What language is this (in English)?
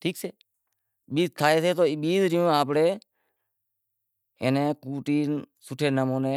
Wadiyara Koli